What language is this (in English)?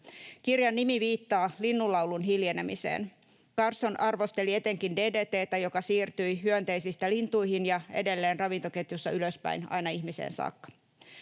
Finnish